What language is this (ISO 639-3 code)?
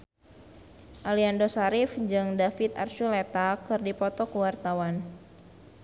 sun